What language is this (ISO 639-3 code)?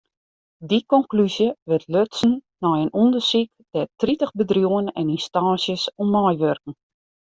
fry